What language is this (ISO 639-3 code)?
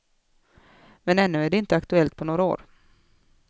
swe